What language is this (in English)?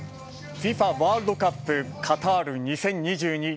Japanese